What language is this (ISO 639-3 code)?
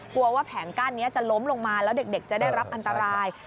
tha